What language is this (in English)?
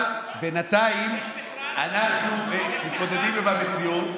Hebrew